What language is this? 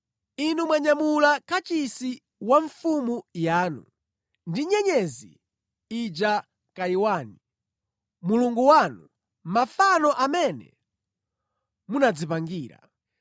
Nyanja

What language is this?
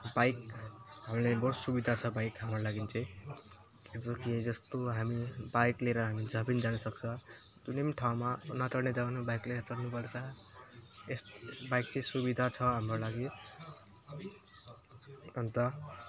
Nepali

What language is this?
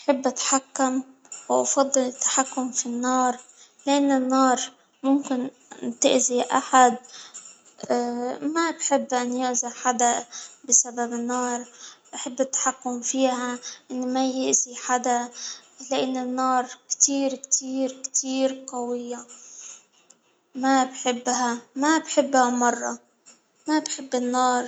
Hijazi Arabic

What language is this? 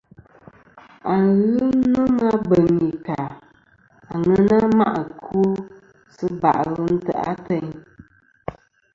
Kom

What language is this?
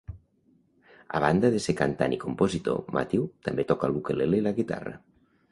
Catalan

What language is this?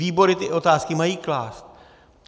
Czech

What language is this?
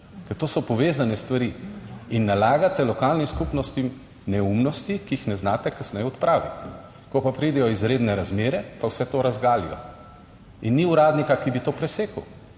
Slovenian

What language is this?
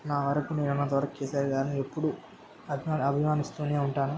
Telugu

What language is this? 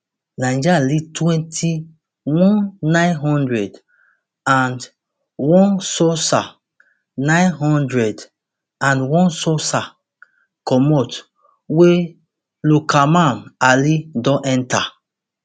Nigerian Pidgin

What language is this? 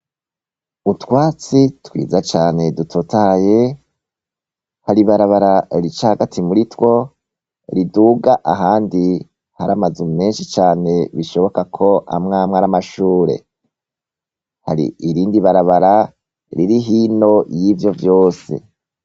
Rundi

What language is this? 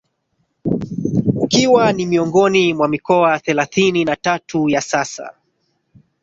Swahili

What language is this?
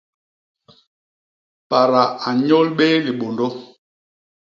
Basaa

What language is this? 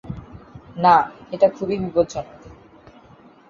Bangla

